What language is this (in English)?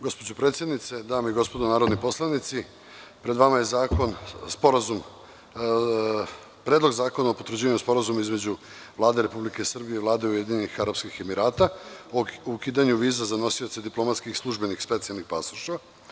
Serbian